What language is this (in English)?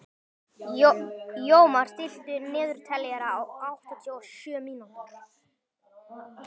Icelandic